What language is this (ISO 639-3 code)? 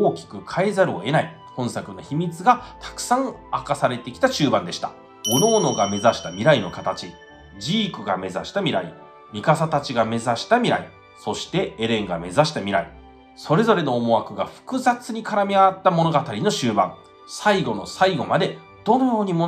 jpn